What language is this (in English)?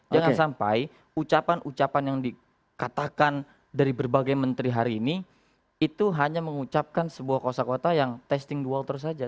Indonesian